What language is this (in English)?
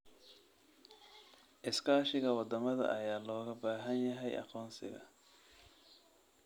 Somali